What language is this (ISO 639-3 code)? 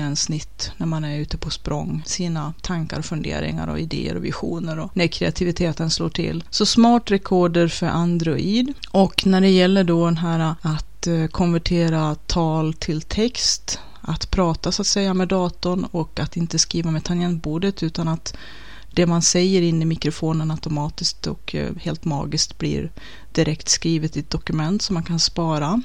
swe